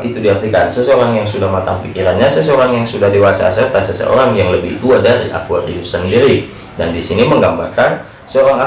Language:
Indonesian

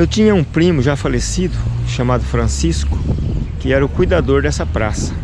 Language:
Portuguese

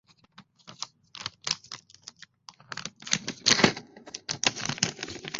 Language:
Chinese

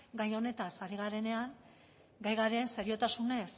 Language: Basque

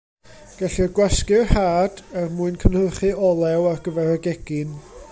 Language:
Welsh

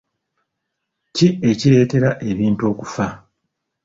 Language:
Ganda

